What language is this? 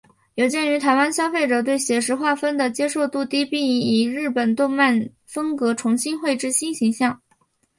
Chinese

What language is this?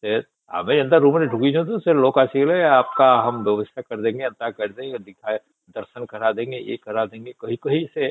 Odia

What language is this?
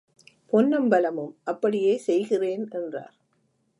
Tamil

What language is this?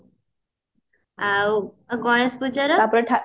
Odia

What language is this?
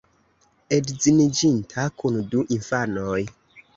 Esperanto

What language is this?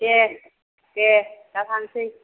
Bodo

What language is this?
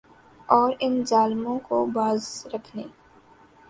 Urdu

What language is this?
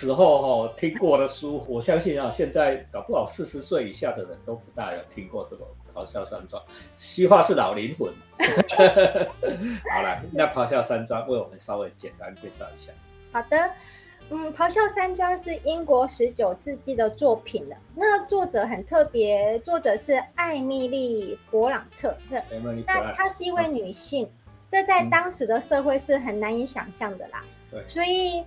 Chinese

